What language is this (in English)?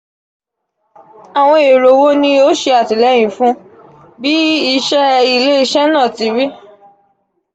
Yoruba